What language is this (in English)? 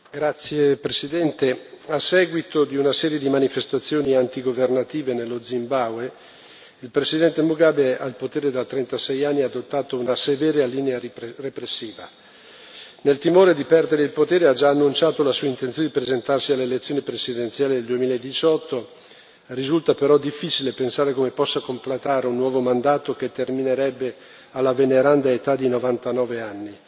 Italian